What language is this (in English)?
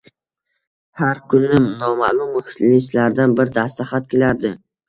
Uzbek